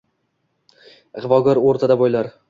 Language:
Uzbek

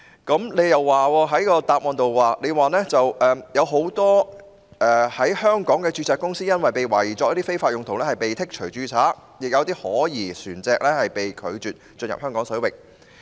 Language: Cantonese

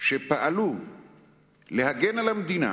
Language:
Hebrew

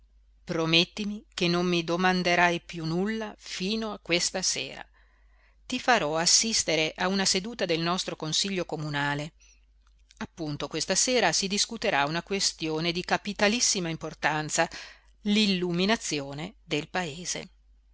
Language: Italian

